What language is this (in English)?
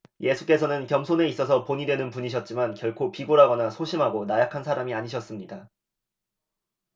Korean